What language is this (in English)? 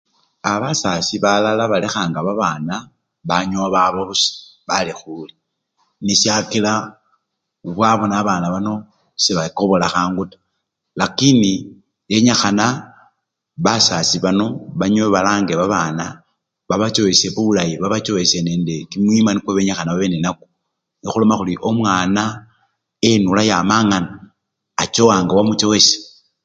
Luyia